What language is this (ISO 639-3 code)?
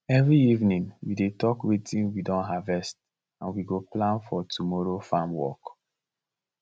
pcm